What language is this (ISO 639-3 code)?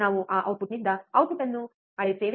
kan